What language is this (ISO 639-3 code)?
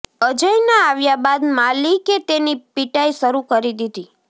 guj